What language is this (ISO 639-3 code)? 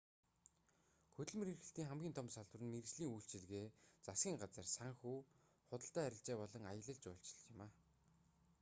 mon